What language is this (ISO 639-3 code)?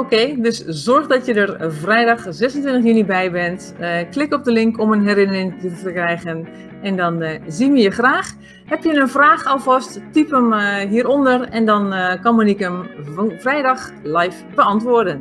nld